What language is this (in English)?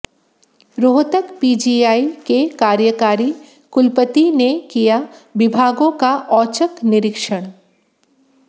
Hindi